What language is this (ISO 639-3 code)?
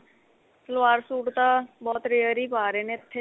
pan